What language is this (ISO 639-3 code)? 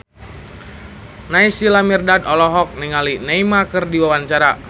sun